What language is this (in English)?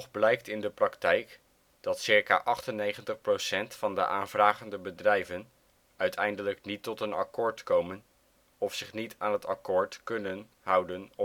Dutch